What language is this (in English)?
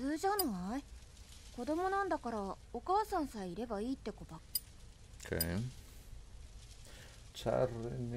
Polish